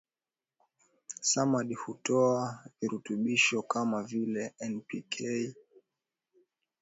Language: Swahili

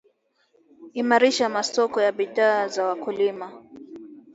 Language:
Swahili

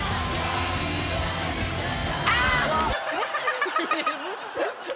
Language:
Japanese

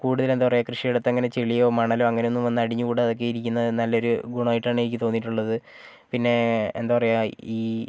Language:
Malayalam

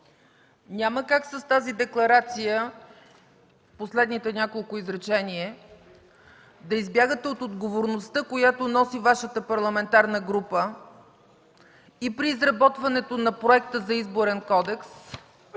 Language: Bulgarian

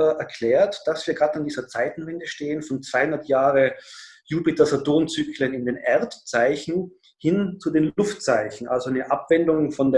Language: German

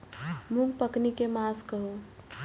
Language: Maithili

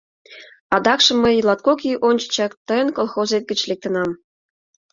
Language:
Mari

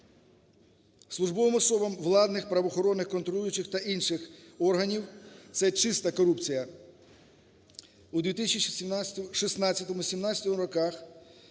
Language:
Ukrainian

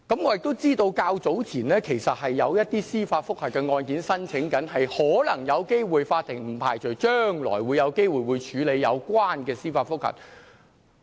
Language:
Cantonese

